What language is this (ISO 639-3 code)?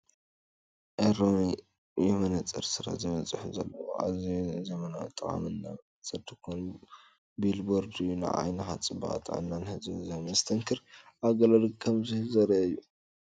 tir